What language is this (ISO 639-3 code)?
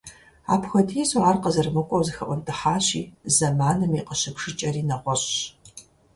kbd